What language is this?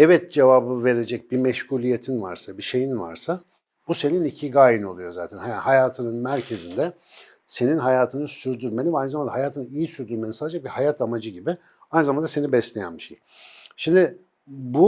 Turkish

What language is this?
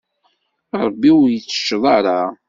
Kabyle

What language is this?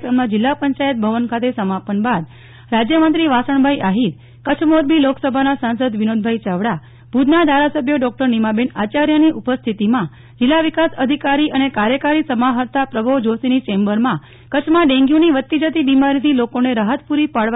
Gujarati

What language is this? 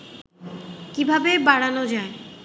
Bangla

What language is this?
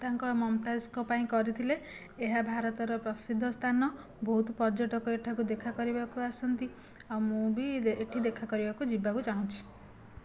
Odia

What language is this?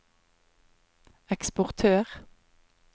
Norwegian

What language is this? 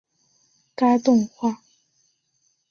Chinese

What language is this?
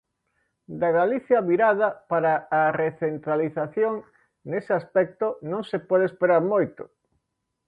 Galician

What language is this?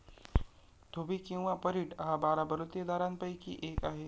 Marathi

